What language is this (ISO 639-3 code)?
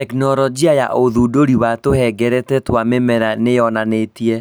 kik